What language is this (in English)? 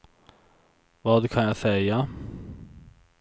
Swedish